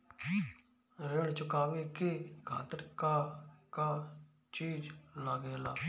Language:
Bhojpuri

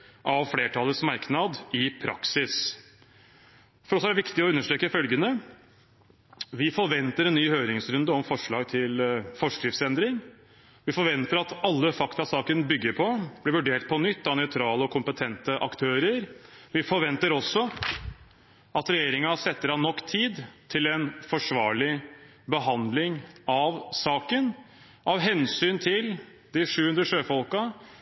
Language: Norwegian Bokmål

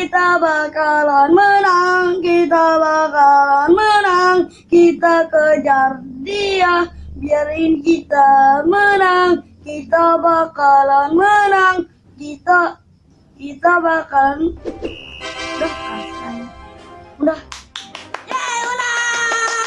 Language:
Indonesian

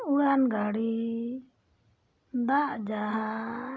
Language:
Santali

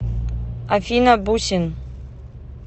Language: Russian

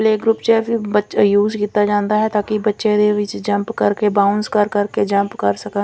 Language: Punjabi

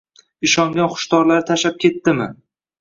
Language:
Uzbek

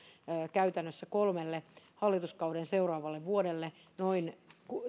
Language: Finnish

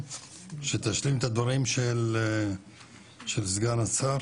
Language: Hebrew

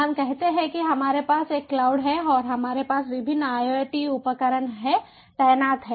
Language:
Hindi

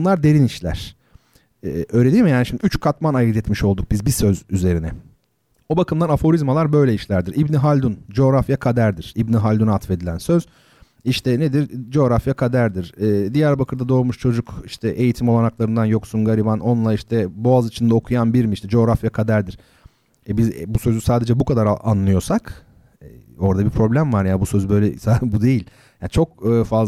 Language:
Turkish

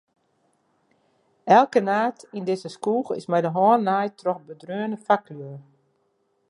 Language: Western Frisian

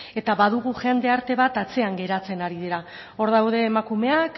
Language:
Basque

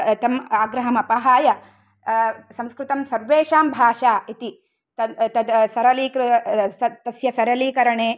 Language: Sanskrit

